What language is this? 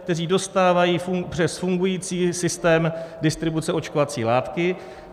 Czech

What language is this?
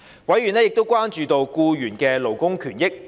Cantonese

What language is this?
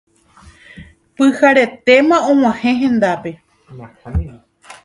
Guarani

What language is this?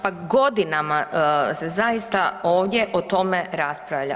Croatian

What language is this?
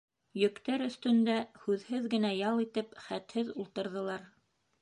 Bashkir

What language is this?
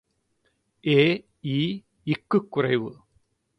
Tamil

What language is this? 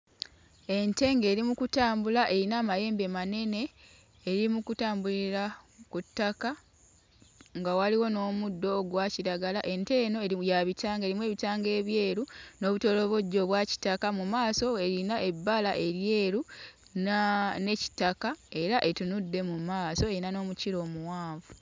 Ganda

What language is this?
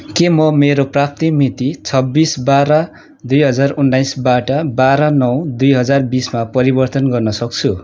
Nepali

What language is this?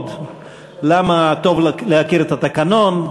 Hebrew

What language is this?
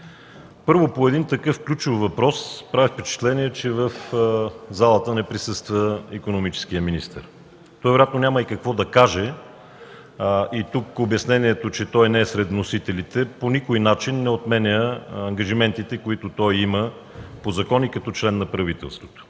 Bulgarian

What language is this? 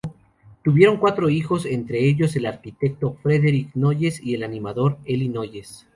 Spanish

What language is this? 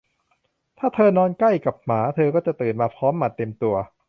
Thai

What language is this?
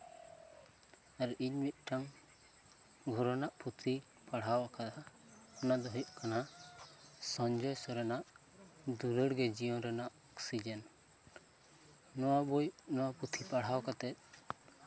Santali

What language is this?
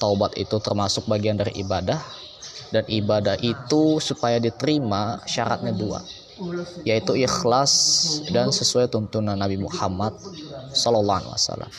Indonesian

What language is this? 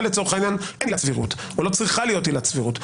Hebrew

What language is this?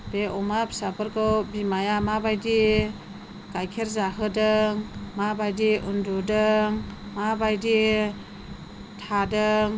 Bodo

